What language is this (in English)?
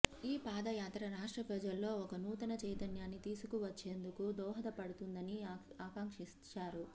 Telugu